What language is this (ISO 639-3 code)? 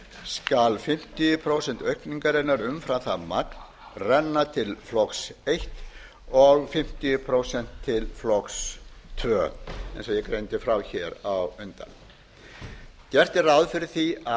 isl